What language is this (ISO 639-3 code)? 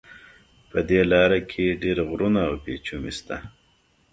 pus